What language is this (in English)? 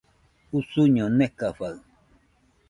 Nüpode Huitoto